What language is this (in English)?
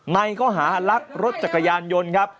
Thai